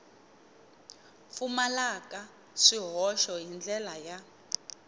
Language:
Tsonga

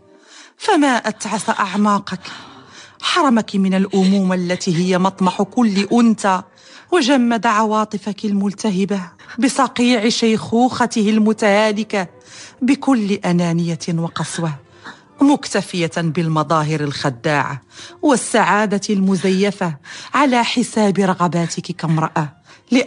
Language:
Arabic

